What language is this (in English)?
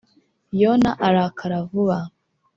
Kinyarwanda